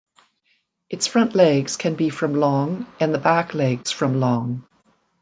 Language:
English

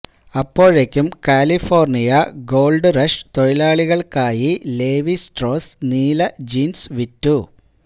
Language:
Malayalam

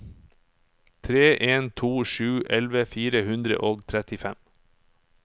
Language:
Norwegian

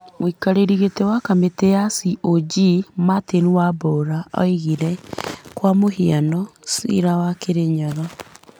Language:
Kikuyu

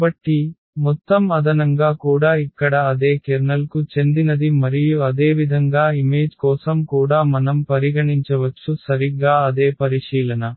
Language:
Telugu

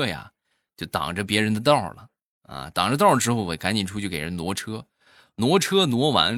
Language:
Chinese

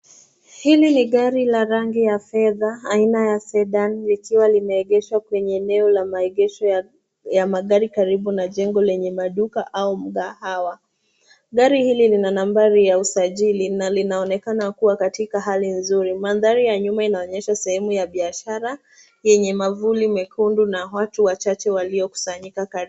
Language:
Swahili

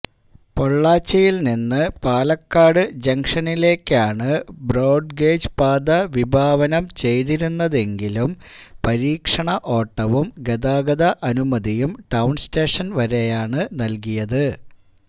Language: Malayalam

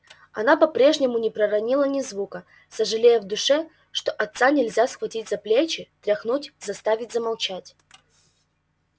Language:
Russian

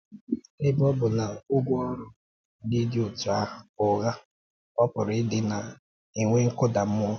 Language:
Igbo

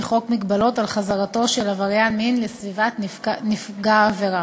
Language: Hebrew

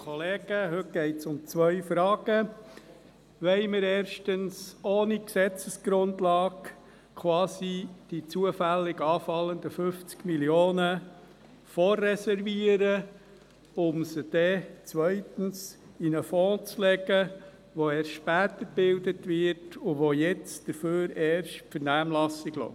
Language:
Swiss German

